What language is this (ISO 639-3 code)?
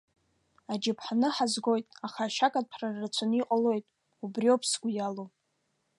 abk